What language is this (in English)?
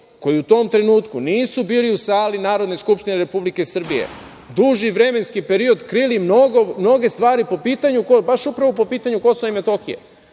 Serbian